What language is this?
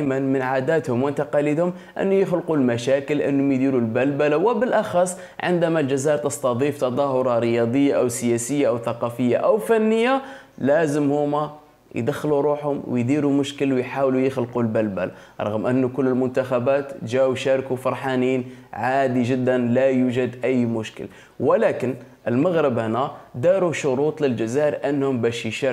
Arabic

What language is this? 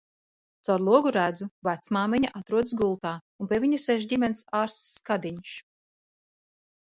Latvian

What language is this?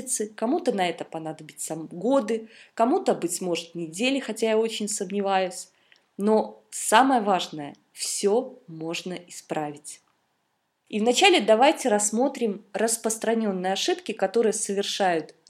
Russian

